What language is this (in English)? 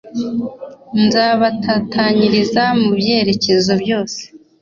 Kinyarwanda